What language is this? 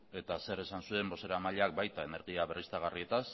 Basque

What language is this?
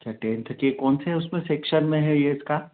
Hindi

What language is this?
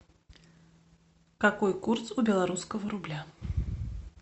Russian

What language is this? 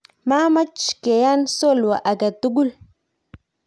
Kalenjin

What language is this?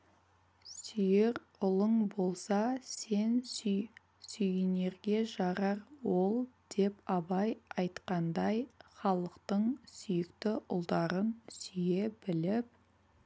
Kazakh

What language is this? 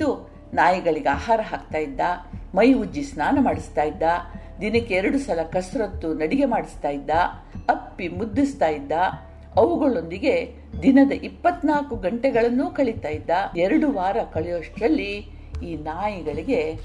Kannada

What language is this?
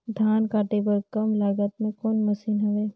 Chhattisgarhi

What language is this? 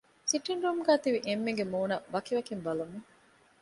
Divehi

